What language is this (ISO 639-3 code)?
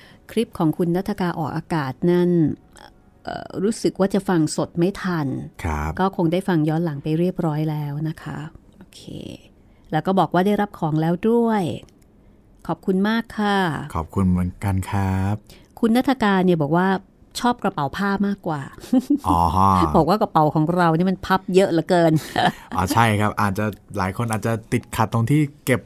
tha